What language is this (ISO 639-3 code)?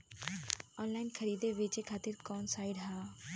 bho